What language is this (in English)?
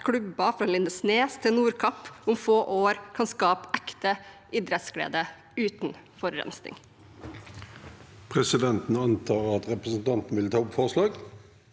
Norwegian